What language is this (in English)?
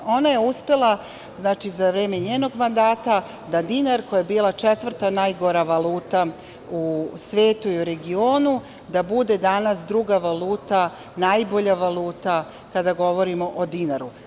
Serbian